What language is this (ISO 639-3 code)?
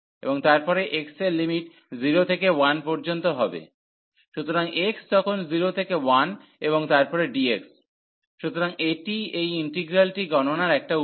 ben